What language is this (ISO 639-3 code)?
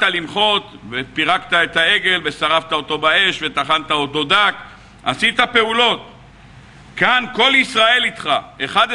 heb